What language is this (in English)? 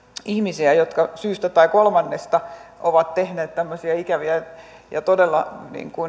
Finnish